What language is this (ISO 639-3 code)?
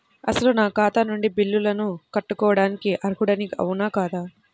tel